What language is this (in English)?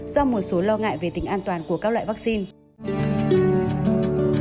Vietnamese